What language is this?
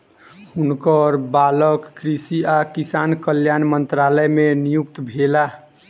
Maithili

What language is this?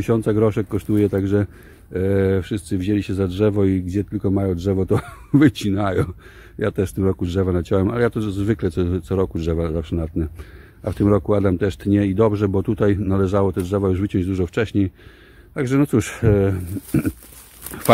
Polish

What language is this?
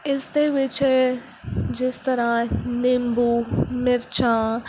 Punjabi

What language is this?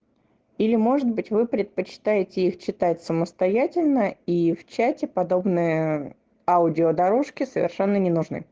Russian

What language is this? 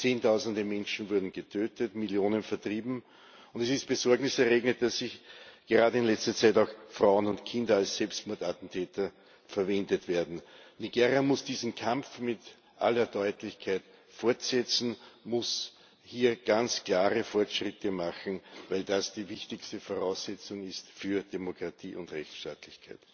German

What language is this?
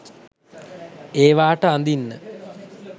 Sinhala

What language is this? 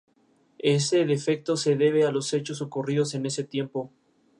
Spanish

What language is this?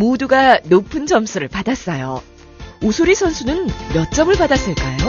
Korean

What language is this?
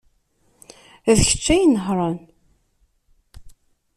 Kabyle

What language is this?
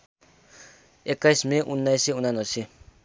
Nepali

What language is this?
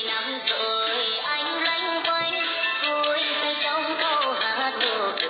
Vietnamese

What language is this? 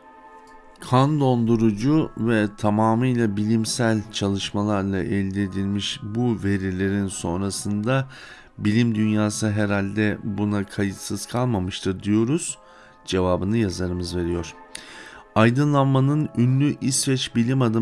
Turkish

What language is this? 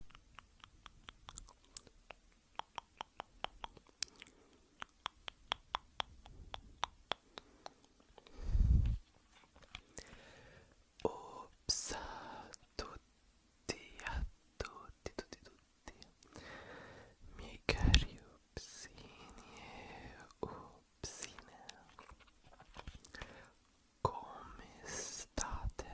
Italian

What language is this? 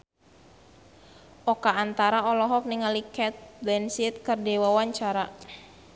Sundanese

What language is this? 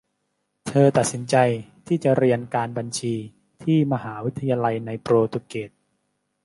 Thai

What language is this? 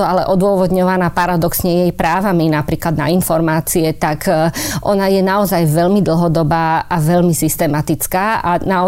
Slovak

